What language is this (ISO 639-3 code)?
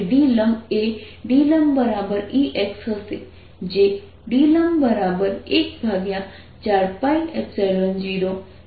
guj